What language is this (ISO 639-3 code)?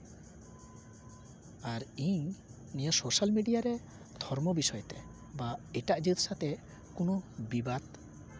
sat